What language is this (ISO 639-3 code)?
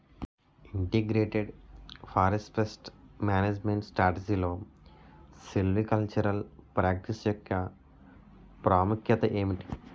tel